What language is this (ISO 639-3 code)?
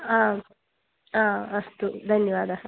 san